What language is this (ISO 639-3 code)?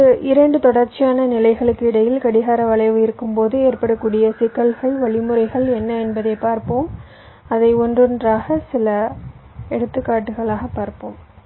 tam